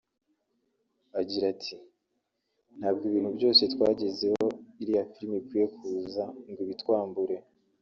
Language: Kinyarwanda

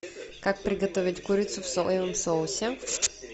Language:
Russian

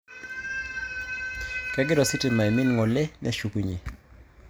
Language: Masai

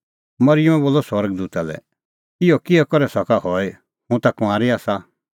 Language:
Kullu Pahari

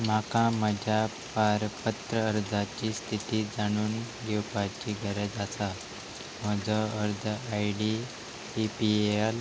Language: Konkani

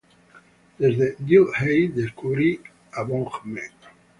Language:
Spanish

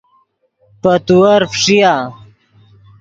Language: Yidgha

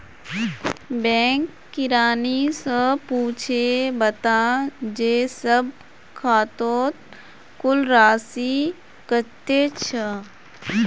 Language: Magahi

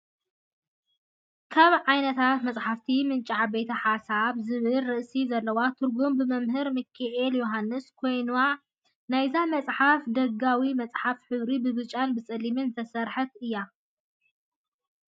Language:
Tigrinya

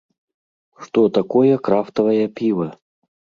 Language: Belarusian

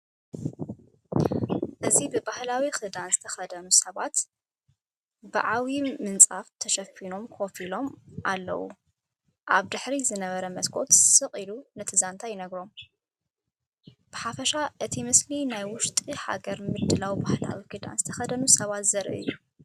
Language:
Tigrinya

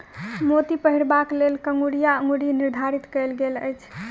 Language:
Maithili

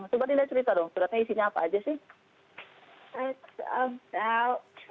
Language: Indonesian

